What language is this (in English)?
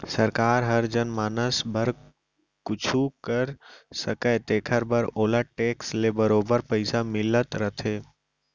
Chhattisgarhi